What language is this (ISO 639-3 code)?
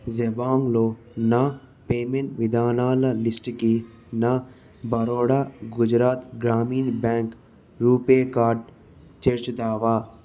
tel